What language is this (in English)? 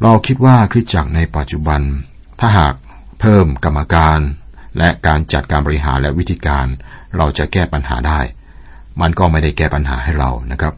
Thai